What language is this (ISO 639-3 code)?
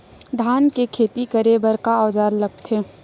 hne